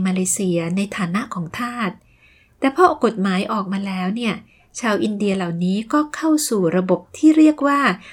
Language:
Thai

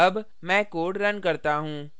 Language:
Hindi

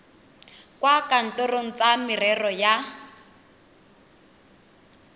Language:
Tswana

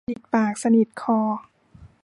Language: Thai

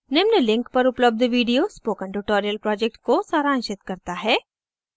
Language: Hindi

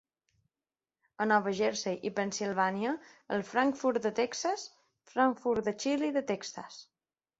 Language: Catalan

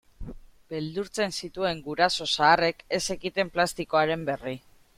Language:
Basque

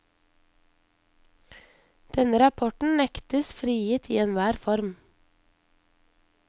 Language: Norwegian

